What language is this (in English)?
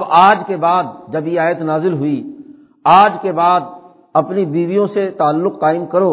Urdu